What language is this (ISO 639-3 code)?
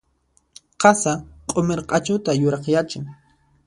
qxp